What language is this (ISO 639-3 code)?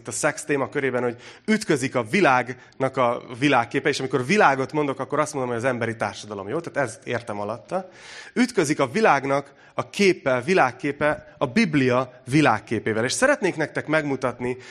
hun